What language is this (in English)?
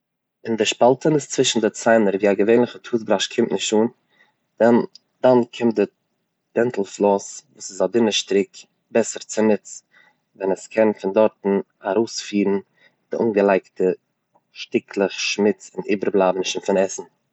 Yiddish